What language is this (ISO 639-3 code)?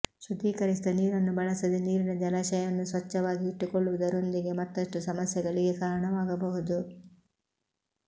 kan